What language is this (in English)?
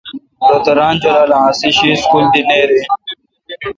Kalkoti